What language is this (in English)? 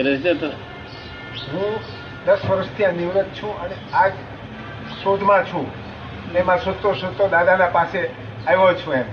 Gujarati